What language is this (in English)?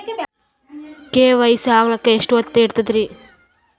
Kannada